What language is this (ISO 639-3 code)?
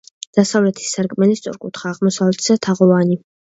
kat